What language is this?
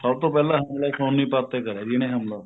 Punjabi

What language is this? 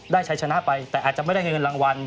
Thai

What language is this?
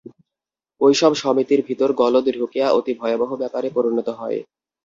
Bangla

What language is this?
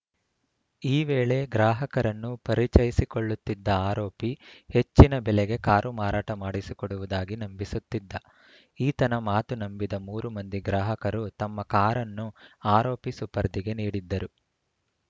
Kannada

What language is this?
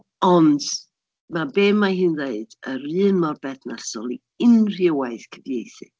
Welsh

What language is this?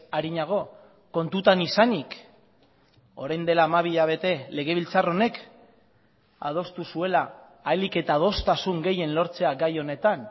Basque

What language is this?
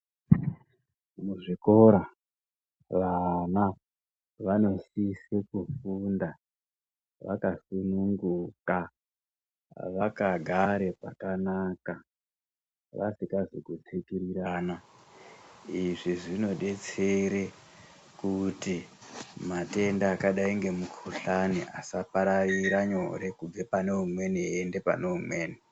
Ndau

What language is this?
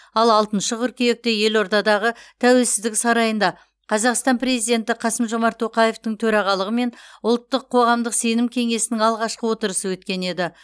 Kazakh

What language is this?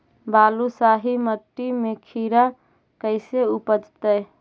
Magahi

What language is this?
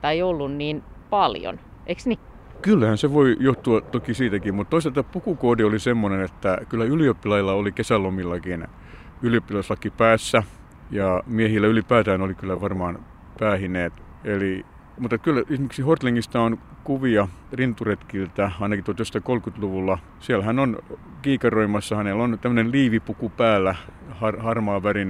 Finnish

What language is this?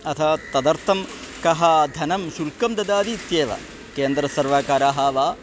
Sanskrit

